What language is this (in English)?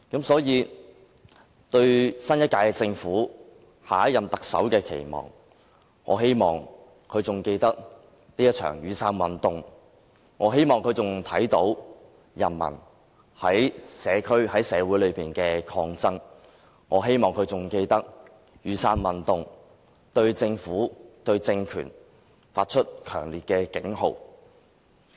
Cantonese